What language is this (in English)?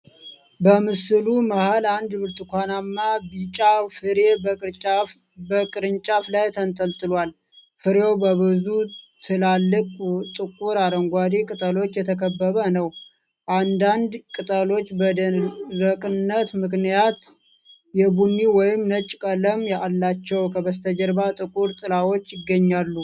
Amharic